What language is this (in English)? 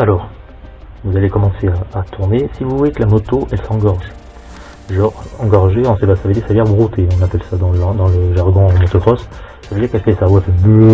French